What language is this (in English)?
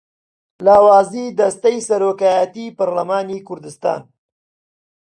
Central Kurdish